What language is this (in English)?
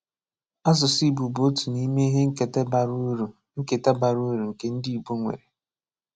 Igbo